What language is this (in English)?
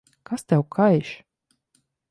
Latvian